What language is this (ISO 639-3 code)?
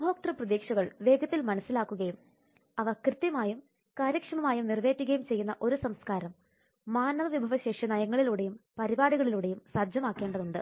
mal